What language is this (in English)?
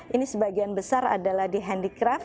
Indonesian